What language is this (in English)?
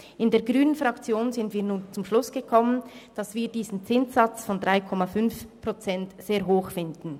Swiss German